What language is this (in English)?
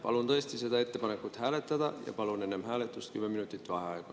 Estonian